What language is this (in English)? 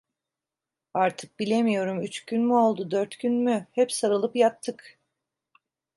Turkish